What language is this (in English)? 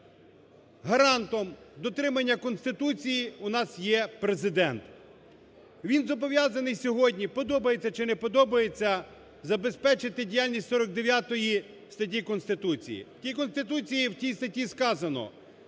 Ukrainian